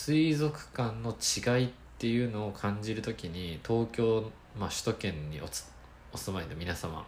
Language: Japanese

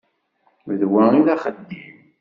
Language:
Kabyle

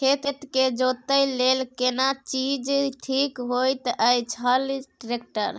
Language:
Maithili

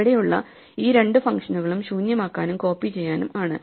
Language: Malayalam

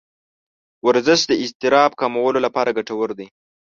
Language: Pashto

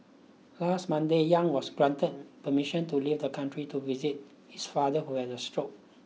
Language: English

